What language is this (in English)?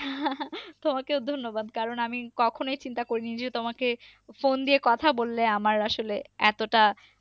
Bangla